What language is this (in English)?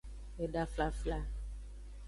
Aja (Benin)